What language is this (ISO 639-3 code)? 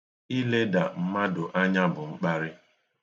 ibo